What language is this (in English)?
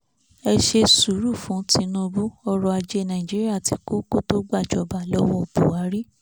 Yoruba